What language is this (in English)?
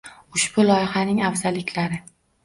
Uzbek